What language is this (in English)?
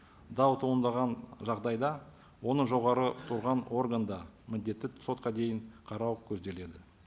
Kazakh